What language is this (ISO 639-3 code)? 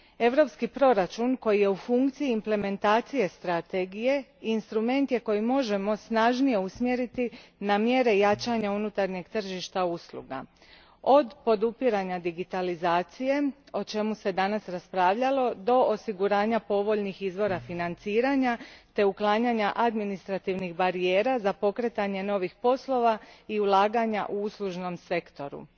hrv